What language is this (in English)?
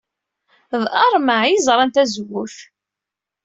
Kabyle